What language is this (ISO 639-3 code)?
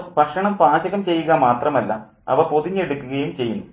mal